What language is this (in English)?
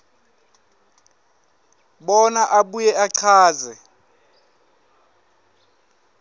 Swati